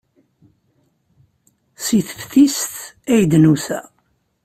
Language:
Kabyle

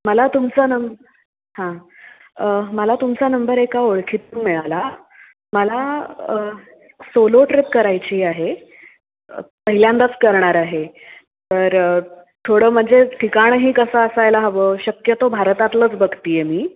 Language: Marathi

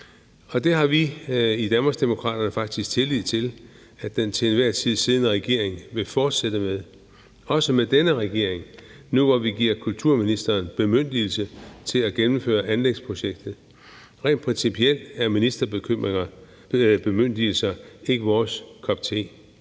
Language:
Danish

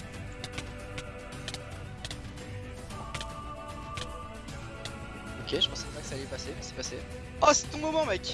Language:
French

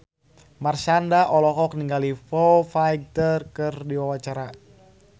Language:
Sundanese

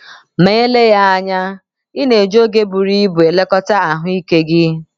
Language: Igbo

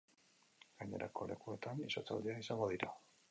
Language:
Basque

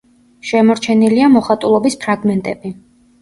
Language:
Georgian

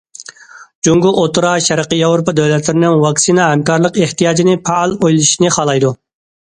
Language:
Uyghur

